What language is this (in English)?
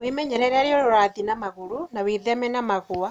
Kikuyu